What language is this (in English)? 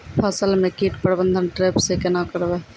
Maithili